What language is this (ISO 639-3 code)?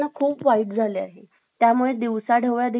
mar